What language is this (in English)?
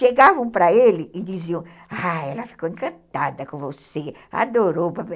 Portuguese